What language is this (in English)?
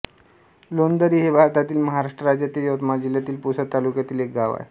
Marathi